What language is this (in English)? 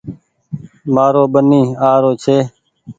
Goaria